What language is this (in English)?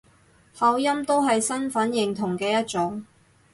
Cantonese